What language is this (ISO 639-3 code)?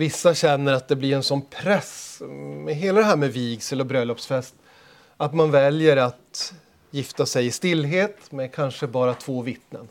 swe